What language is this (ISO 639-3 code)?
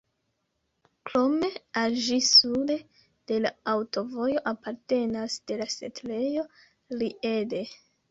epo